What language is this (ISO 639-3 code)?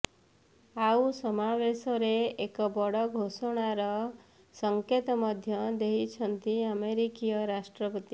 ori